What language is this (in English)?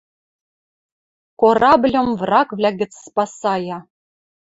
Western Mari